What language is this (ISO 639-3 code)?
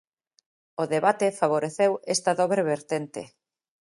glg